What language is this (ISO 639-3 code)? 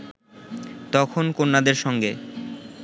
ben